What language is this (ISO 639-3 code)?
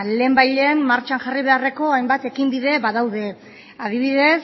eus